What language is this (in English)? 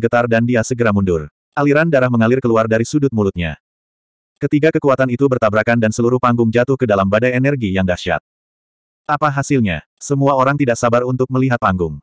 Indonesian